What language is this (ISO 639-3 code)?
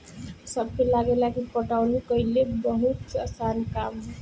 bho